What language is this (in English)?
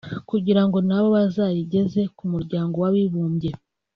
Kinyarwanda